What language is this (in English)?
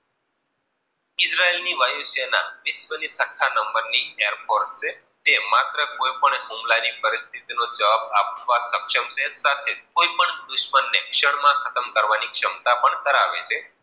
Gujarati